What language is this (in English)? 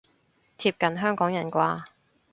Cantonese